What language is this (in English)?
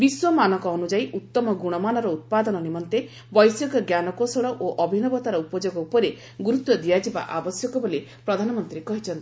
Odia